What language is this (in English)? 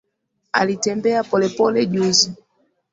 Swahili